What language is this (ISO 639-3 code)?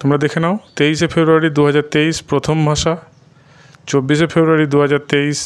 hin